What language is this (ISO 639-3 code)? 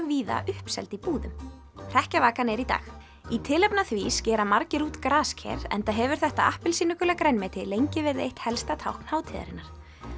isl